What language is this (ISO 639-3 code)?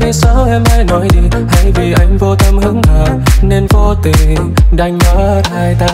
vie